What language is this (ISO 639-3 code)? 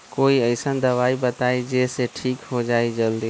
mag